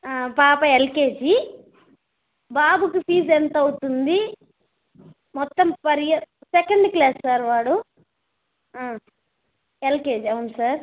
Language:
Telugu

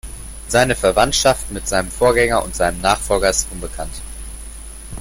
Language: German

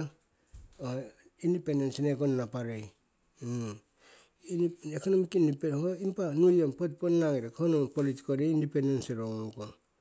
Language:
Siwai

